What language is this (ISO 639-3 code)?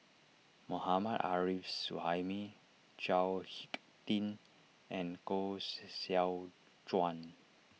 eng